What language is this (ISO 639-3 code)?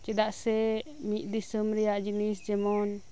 sat